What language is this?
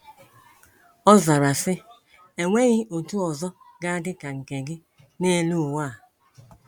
Igbo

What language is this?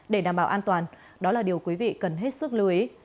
Vietnamese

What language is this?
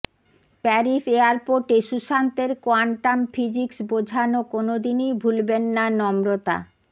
Bangla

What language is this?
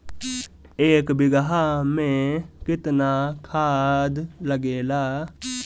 Bhojpuri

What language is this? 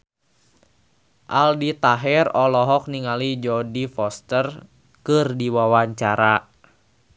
Sundanese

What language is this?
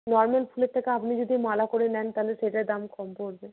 Bangla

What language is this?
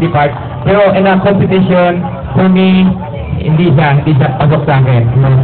Filipino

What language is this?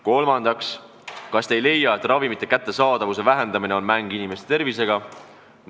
Estonian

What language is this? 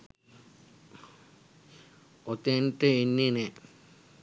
Sinhala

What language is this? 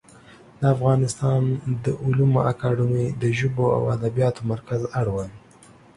Pashto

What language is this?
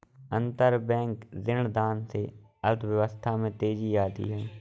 Hindi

